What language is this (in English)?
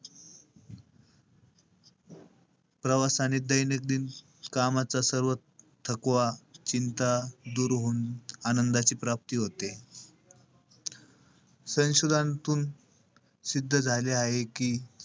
Marathi